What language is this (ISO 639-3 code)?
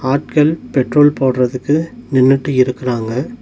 tam